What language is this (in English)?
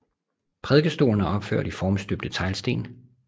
Danish